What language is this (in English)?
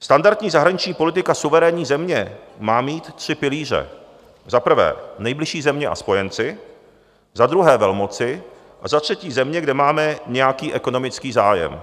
Czech